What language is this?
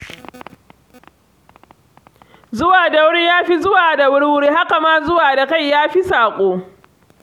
Hausa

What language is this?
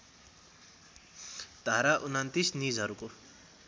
Nepali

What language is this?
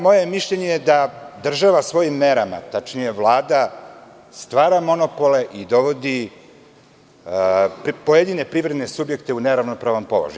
Serbian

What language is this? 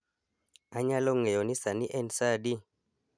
Luo (Kenya and Tanzania)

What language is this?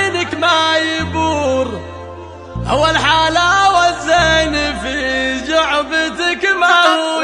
Arabic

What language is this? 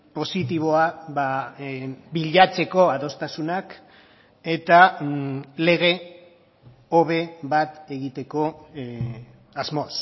Basque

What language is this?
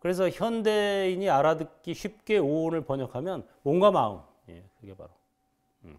Korean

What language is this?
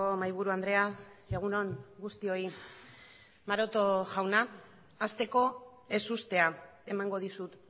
Basque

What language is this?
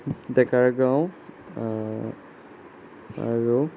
Assamese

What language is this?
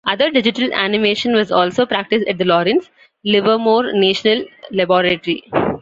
English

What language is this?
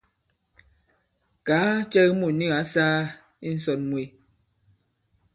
Bankon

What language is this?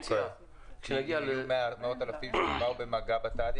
Hebrew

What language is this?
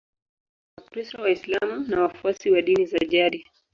Swahili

